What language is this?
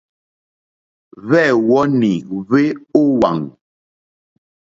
Mokpwe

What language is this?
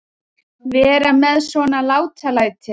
Icelandic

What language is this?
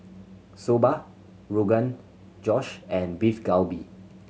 English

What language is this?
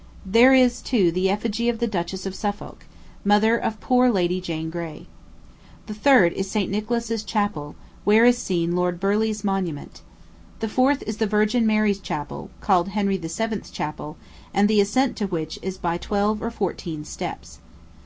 English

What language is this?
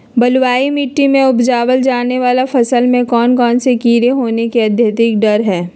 Magahi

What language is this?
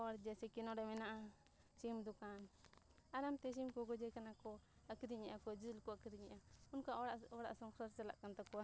Santali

